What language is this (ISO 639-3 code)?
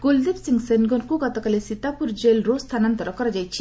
ori